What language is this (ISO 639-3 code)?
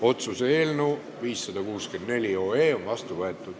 est